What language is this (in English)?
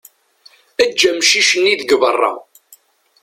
Kabyle